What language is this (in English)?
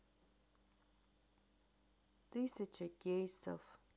Russian